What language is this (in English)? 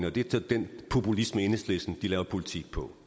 Danish